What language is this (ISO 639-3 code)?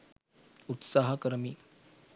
sin